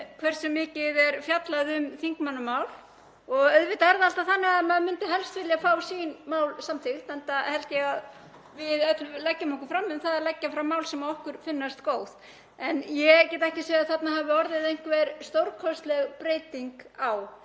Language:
Icelandic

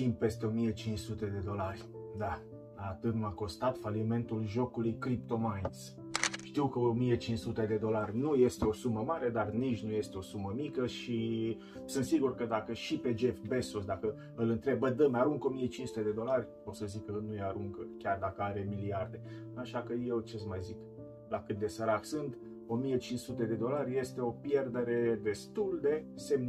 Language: Romanian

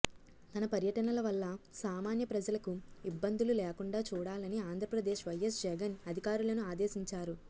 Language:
Telugu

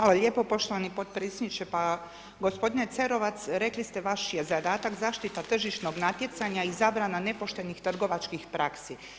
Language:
Croatian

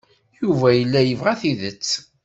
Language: Kabyle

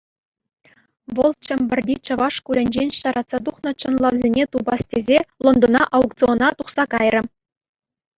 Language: Chuvash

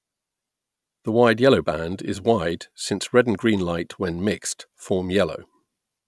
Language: English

